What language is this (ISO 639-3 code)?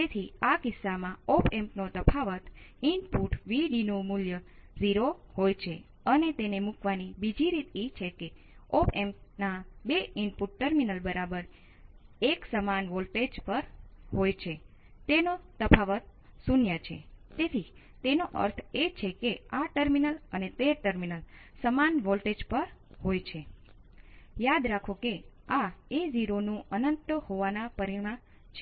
guj